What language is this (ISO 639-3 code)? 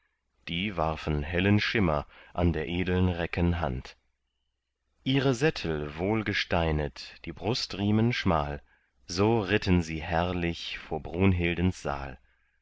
deu